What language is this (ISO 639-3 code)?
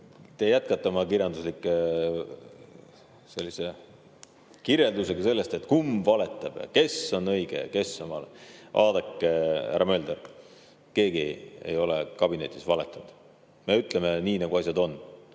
est